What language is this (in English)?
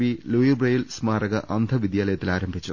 Malayalam